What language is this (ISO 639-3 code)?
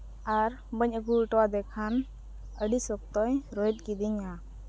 sat